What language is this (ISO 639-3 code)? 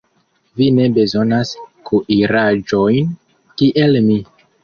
epo